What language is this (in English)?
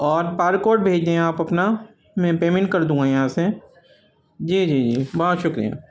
Urdu